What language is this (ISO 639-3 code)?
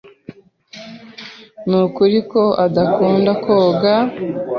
kin